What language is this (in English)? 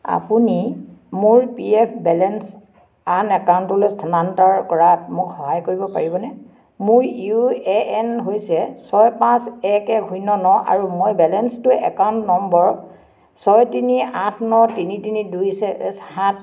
Assamese